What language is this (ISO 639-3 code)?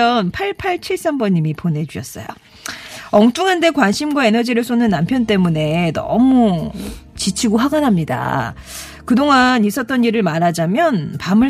kor